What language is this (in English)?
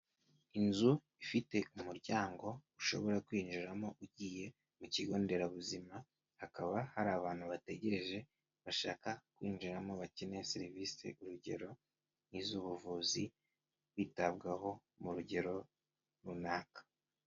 Kinyarwanda